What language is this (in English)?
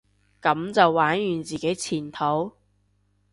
Cantonese